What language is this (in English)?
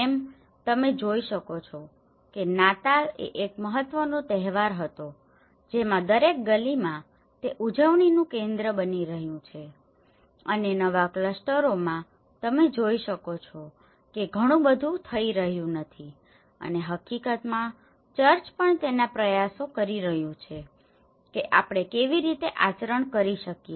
Gujarati